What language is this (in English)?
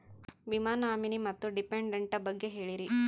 Kannada